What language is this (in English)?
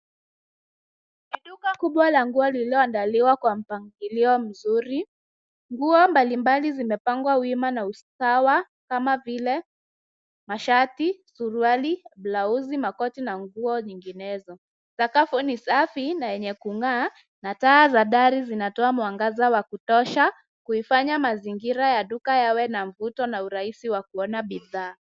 Swahili